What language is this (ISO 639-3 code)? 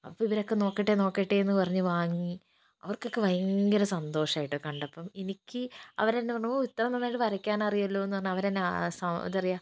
mal